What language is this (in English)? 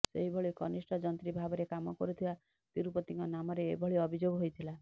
Odia